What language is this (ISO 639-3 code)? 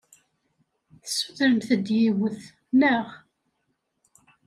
kab